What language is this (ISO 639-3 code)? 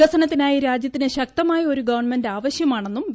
mal